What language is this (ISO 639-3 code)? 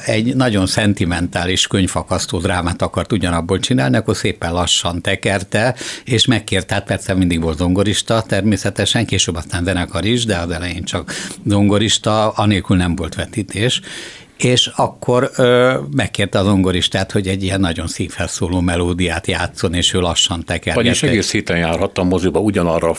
hun